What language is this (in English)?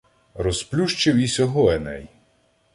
Ukrainian